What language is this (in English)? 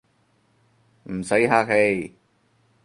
Cantonese